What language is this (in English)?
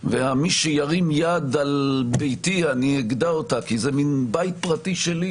Hebrew